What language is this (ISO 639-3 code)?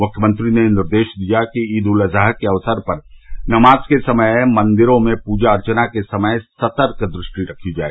hin